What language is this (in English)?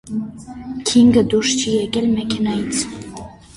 Armenian